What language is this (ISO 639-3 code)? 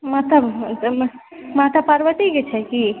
mai